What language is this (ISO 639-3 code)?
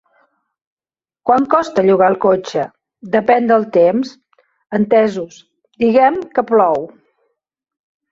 cat